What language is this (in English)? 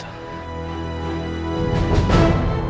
Indonesian